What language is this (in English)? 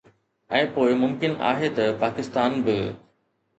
Sindhi